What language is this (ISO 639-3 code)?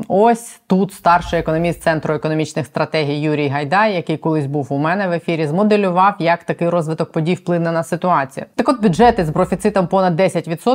ukr